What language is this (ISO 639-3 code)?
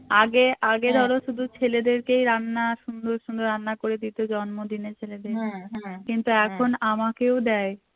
ben